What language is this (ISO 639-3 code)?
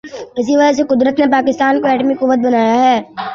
urd